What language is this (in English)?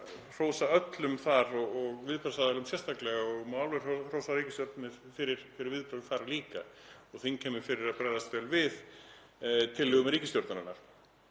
Icelandic